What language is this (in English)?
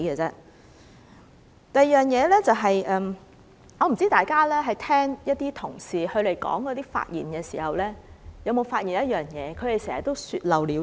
Cantonese